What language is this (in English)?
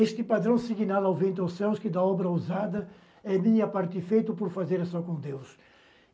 Portuguese